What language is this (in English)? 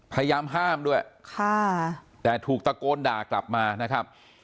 Thai